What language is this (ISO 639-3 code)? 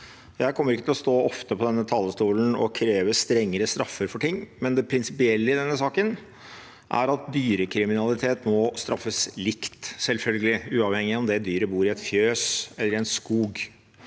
nor